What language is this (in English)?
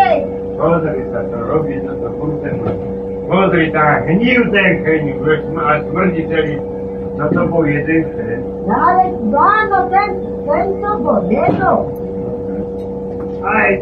Slovak